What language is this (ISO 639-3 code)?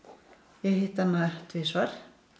isl